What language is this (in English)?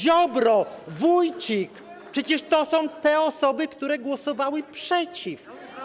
Polish